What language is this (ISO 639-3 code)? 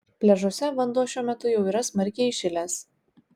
lit